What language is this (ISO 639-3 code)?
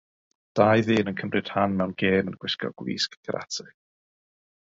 cym